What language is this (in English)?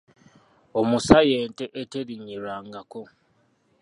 Ganda